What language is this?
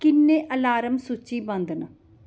Dogri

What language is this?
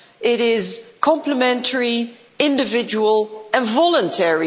English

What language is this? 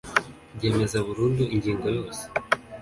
Kinyarwanda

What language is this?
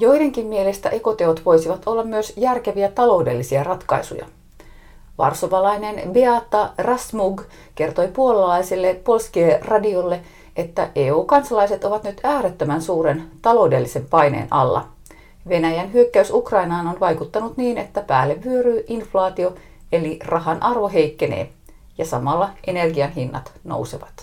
Finnish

